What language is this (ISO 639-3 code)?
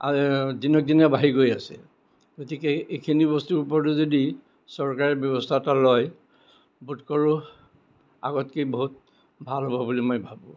asm